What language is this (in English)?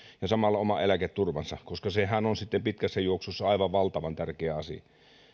Finnish